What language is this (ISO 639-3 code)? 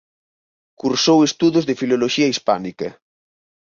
glg